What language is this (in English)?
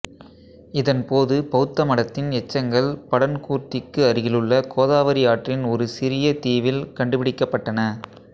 Tamil